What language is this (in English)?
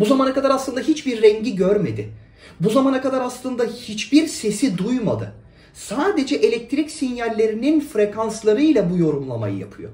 Turkish